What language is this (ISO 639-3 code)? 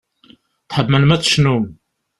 kab